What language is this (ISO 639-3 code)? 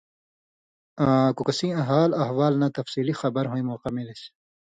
mvy